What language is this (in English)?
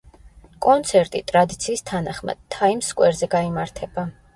Georgian